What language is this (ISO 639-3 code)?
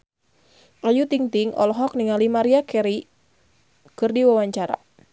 sun